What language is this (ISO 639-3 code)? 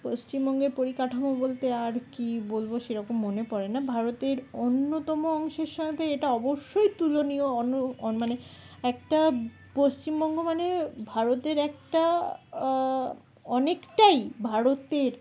ben